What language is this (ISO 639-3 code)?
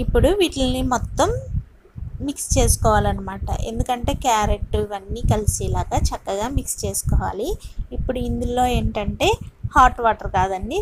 ind